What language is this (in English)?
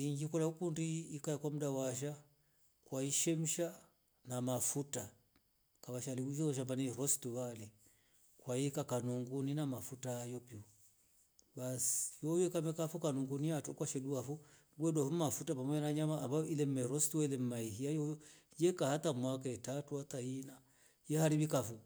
Rombo